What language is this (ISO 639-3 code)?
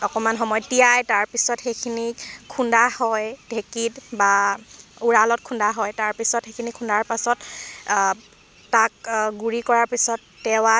asm